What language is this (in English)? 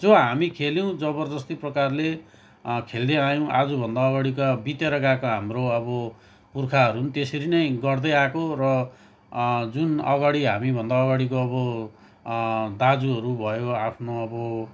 Nepali